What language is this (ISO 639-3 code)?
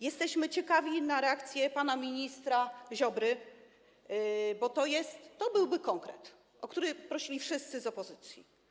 pol